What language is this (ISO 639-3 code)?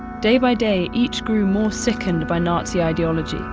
eng